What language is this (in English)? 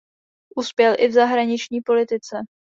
Czech